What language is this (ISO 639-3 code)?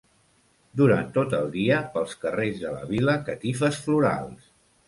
cat